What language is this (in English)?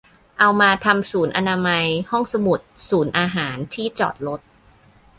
Thai